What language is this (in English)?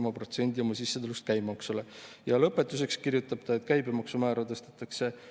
Estonian